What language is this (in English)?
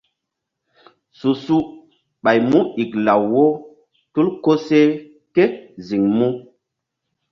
Mbum